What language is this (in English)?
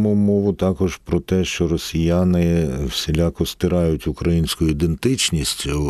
Ukrainian